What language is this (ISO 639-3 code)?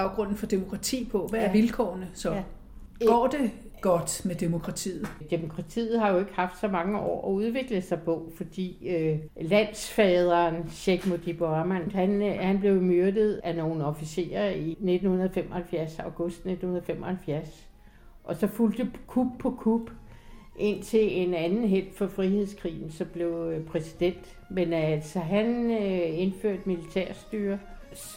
dan